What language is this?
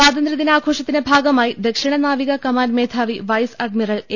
Malayalam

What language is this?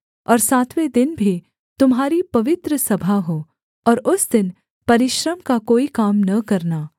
Hindi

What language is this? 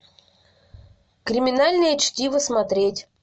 Russian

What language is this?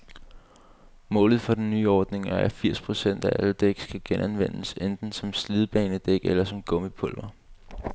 Danish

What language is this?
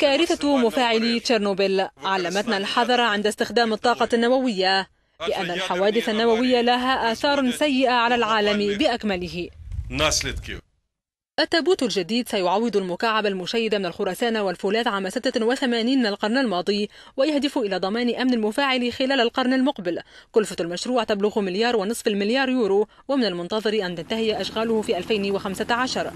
Arabic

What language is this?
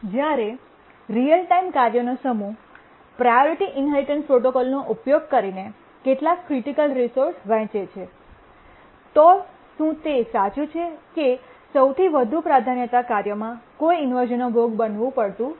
Gujarati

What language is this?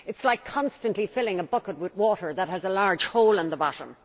English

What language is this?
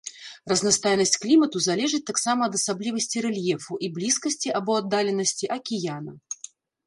Belarusian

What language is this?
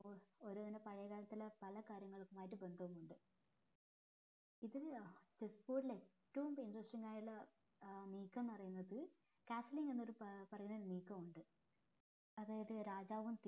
Malayalam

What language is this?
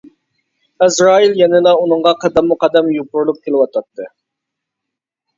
Uyghur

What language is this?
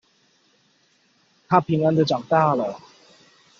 Chinese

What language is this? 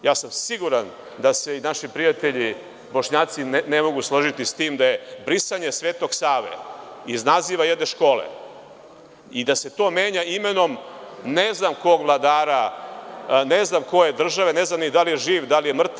Serbian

